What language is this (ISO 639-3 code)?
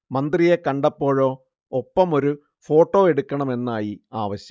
mal